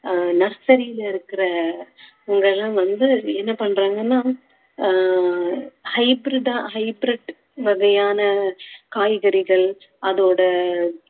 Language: Tamil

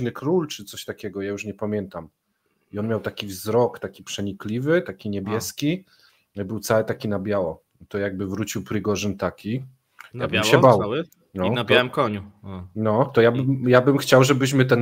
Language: Polish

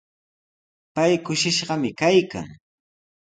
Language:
Sihuas Ancash Quechua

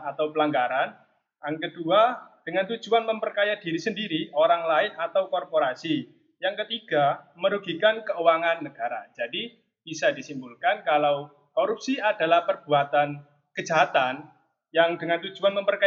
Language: Indonesian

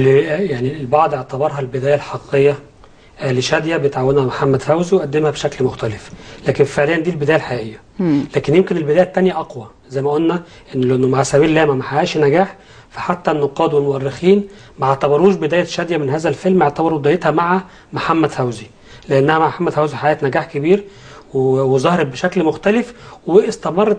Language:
Arabic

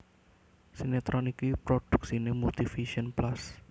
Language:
Javanese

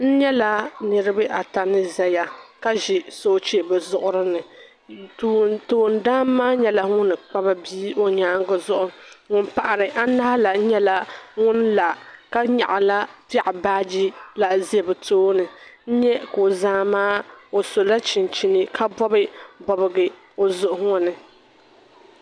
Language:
Dagbani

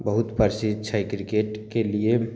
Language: Maithili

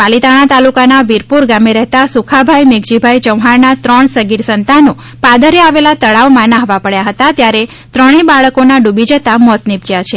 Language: Gujarati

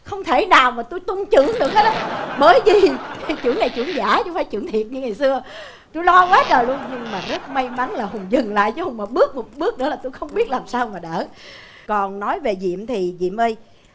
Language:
Vietnamese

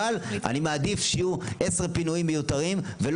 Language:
Hebrew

